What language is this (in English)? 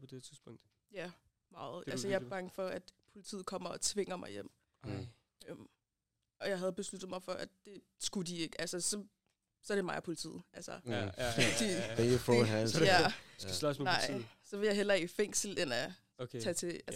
Danish